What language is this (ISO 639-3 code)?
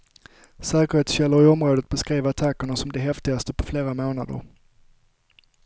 swe